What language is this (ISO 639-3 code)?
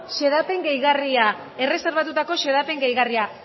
eus